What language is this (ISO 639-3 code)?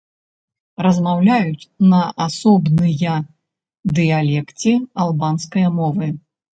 bel